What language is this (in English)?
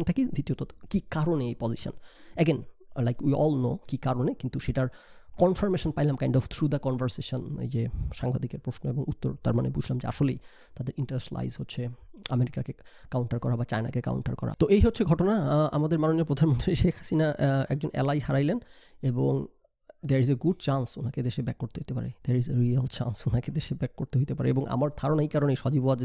Bangla